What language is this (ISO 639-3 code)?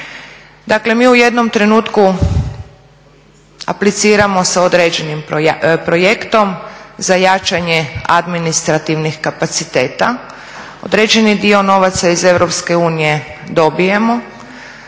hrv